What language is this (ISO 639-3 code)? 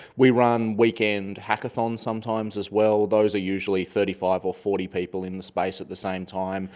eng